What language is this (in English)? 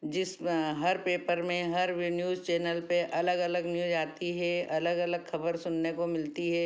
Hindi